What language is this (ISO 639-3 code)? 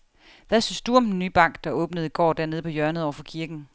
dan